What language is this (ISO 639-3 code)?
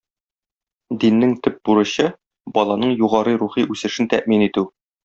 tat